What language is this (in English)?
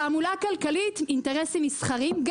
Hebrew